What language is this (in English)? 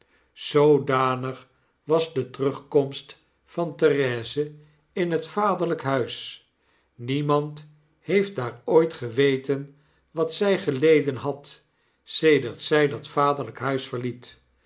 Dutch